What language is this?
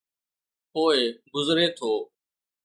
Sindhi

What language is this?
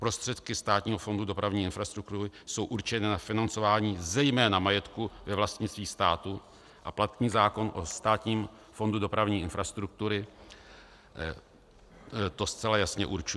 Czech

